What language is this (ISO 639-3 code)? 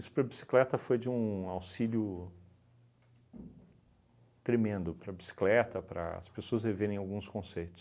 por